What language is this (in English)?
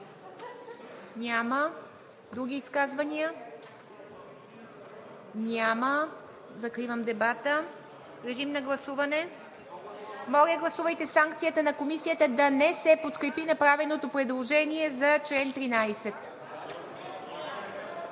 Bulgarian